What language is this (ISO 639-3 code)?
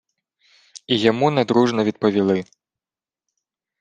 ukr